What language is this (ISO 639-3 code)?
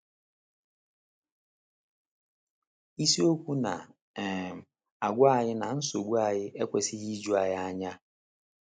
ibo